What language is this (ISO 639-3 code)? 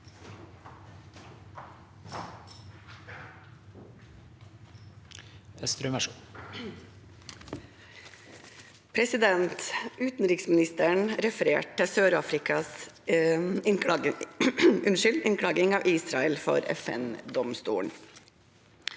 nor